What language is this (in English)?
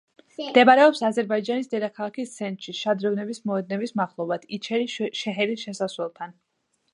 Georgian